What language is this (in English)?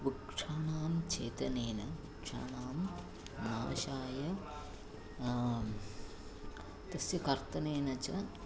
Sanskrit